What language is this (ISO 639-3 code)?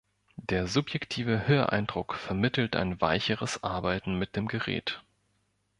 deu